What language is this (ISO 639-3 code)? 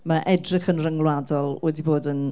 cym